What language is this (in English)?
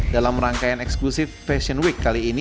Indonesian